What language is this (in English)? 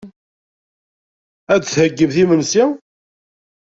Kabyle